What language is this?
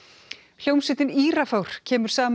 Icelandic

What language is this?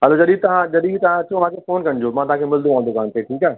Sindhi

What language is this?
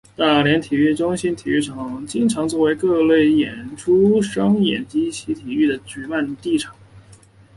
Chinese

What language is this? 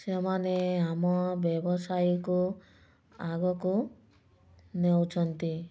Odia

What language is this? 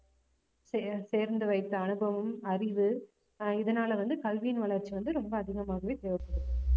Tamil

